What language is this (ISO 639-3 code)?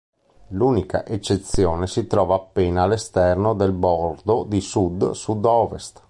ita